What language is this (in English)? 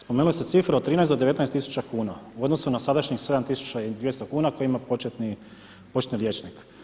Croatian